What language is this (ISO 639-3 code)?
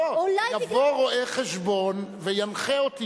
heb